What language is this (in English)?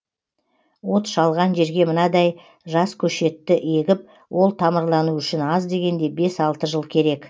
Kazakh